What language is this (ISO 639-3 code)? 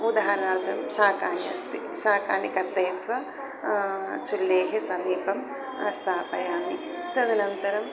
san